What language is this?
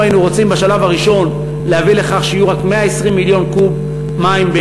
Hebrew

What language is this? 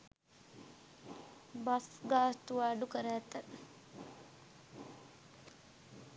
Sinhala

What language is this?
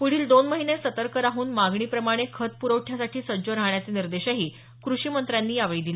Marathi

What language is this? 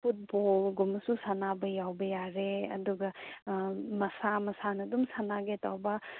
Manipuri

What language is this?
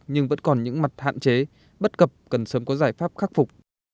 Vietnamese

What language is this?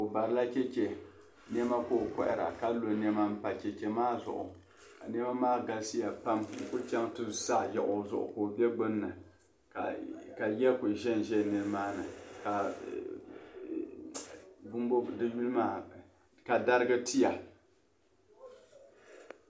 Dagbani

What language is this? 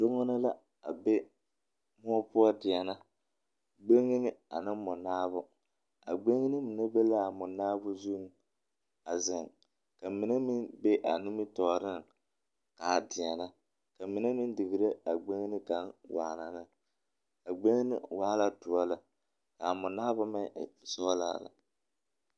Southern Dagaare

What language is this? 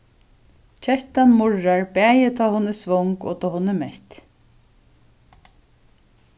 Faroese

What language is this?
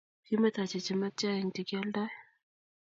Kalenjin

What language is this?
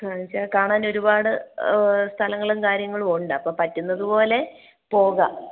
Malayalam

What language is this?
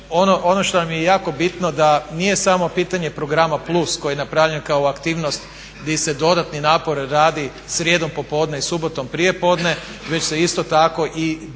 Croatian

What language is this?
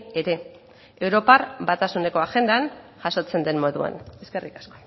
Basque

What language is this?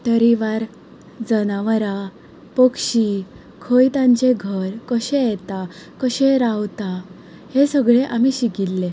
Konkani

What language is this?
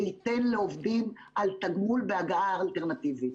Hebrew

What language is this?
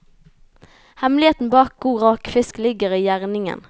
Norwegian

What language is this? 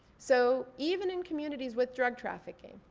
English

